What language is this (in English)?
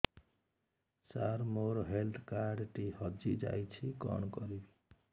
Odia